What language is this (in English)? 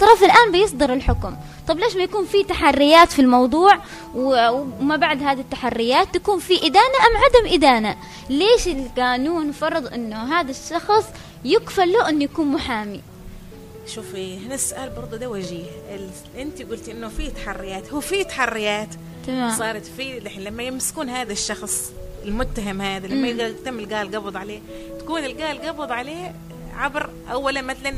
Arabic